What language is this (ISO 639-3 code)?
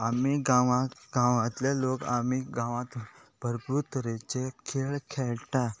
kok